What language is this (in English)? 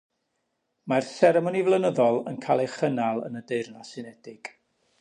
Welsh